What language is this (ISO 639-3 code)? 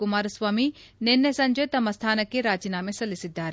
kan